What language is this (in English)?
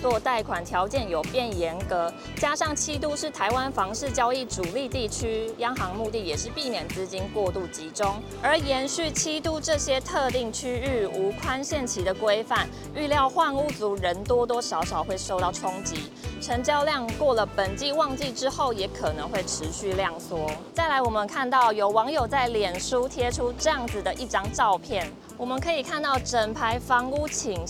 Chinese